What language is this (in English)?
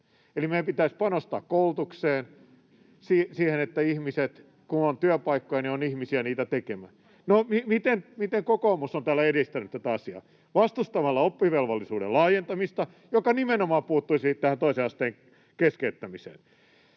Finnish